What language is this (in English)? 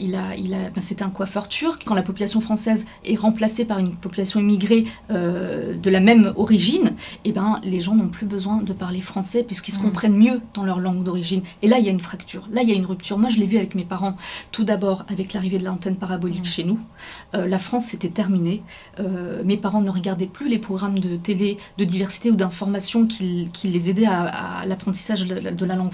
French